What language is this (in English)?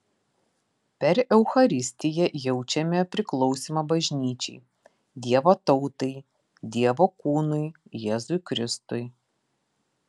Lithuanian